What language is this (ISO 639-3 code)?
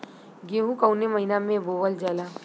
bho